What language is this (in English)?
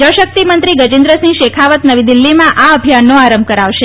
Gujarati